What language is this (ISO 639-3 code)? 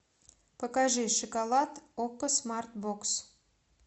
rus